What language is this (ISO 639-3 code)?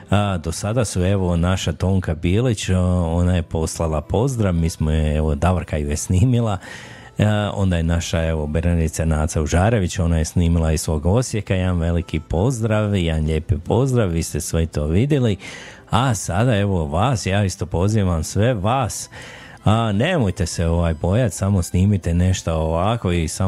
hrv